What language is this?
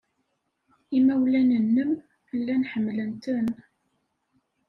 Kabyle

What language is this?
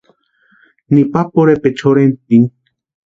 Western Highland Purepecha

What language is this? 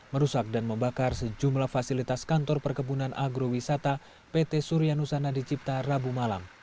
Indonesian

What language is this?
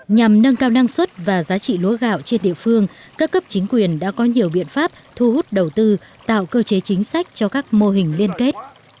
Vietnamese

